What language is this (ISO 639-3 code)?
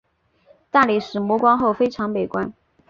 zho